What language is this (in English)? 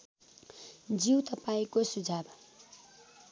Nepali